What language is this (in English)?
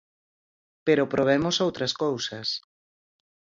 Galician